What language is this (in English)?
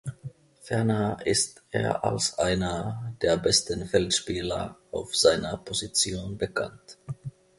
German